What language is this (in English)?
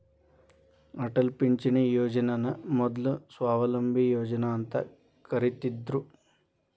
Kannada